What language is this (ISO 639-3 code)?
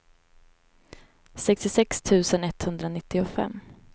swe